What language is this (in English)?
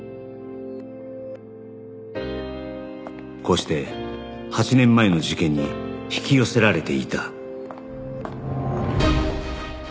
Japanese